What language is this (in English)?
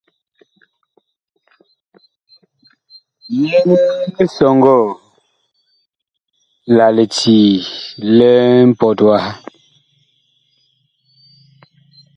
Bakoko